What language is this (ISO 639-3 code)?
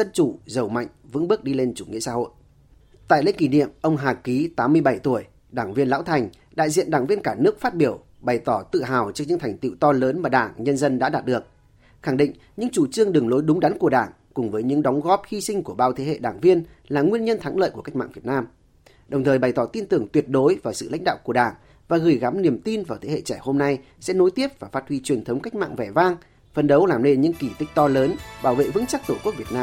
vie